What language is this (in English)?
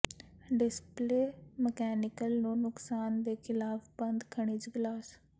Punjabi